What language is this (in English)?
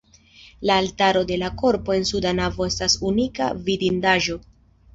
Esperanto